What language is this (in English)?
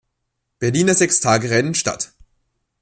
German